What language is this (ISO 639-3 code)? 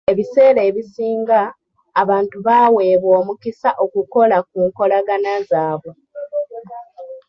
lug